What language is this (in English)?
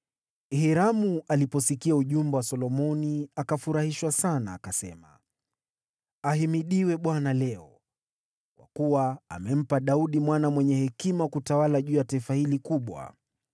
Swahili